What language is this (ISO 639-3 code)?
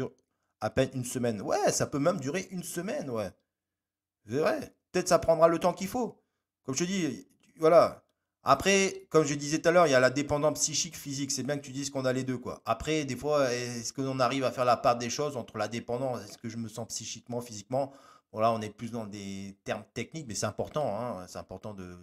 fra